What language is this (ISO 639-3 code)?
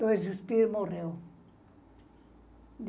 por